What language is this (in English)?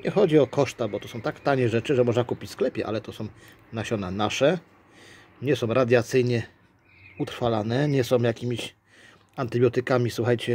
Polish